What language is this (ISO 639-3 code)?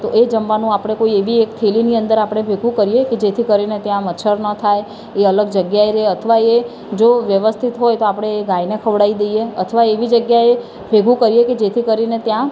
guj